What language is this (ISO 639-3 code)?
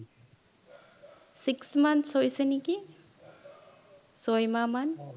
asm